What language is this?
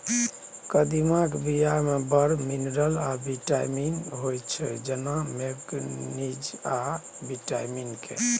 Maithili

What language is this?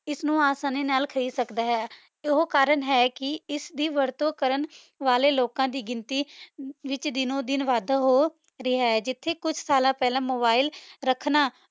Punjabi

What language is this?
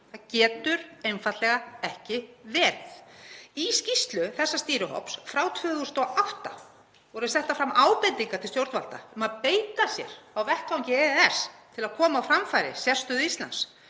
Icelandic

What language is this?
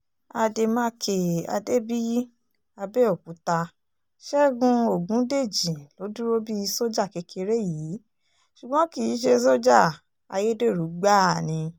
Yoruba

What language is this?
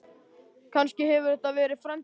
Icelandic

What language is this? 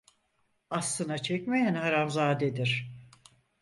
Turkish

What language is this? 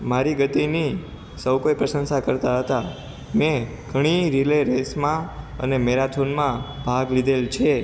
Gujarati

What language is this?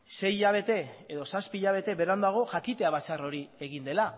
Basque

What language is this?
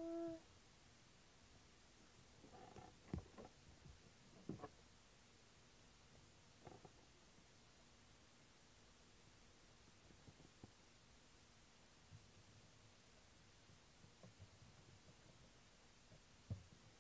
Japanese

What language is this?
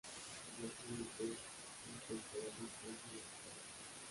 Spanish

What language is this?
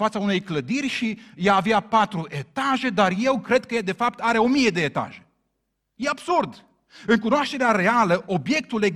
Romanian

